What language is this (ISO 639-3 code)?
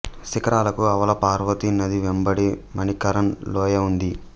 tel